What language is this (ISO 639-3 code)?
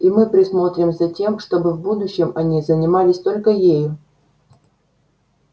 rus